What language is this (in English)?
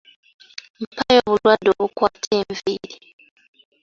Ganda